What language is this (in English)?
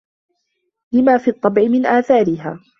Arabic